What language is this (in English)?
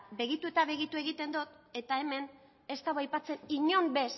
Basque